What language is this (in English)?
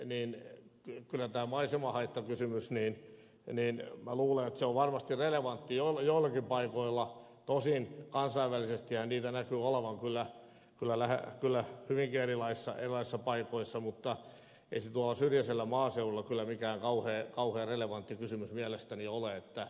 Finnish